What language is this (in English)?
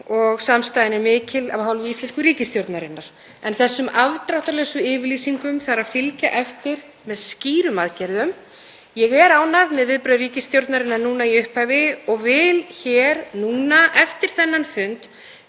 Icelandic